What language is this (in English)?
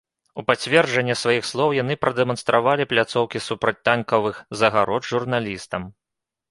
Belarusian